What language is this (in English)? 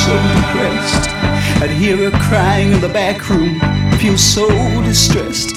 Hungarian